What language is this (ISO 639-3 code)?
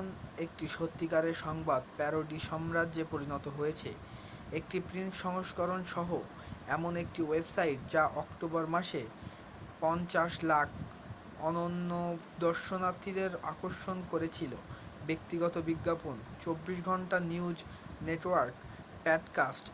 ben